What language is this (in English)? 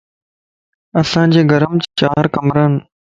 Lasi